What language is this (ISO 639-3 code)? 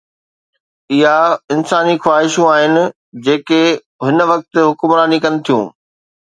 snd